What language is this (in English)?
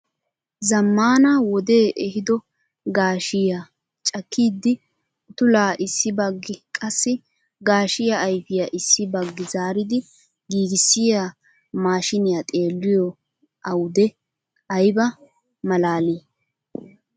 Wolaytta